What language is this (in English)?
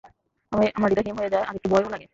Bangla